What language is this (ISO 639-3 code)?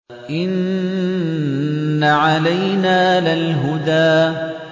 ara